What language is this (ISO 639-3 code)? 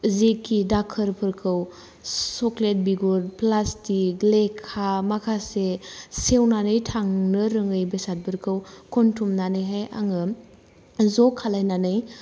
brx